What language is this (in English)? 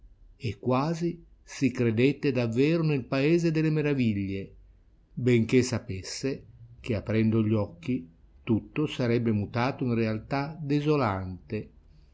Italian